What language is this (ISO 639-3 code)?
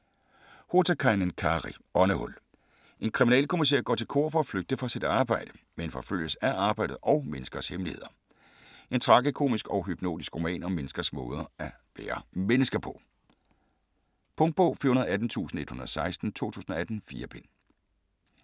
dan